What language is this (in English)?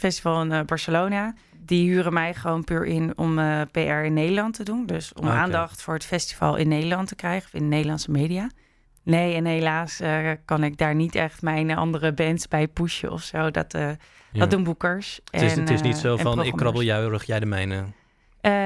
Dutch